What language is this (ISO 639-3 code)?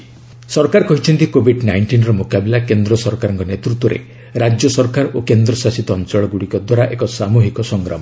ori